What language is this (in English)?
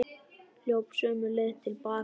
Icelandic